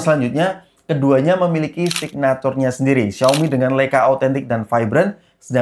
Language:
Indonesian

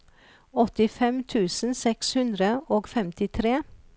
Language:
Norwegian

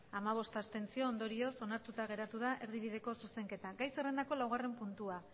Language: Basque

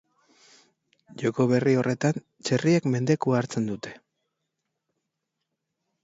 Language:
Basque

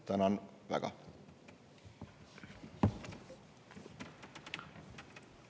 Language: Estonian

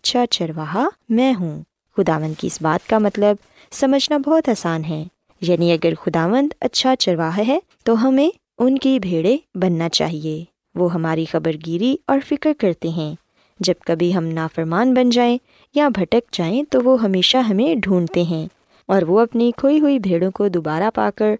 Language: Urdu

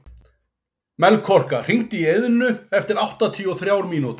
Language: Icelandic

